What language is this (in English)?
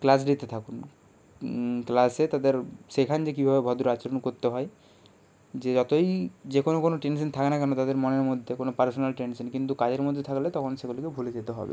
Bangla